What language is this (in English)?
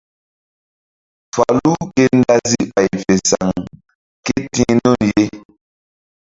Mbum